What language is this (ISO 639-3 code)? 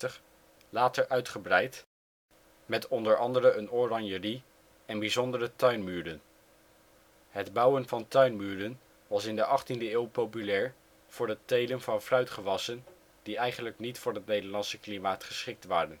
nld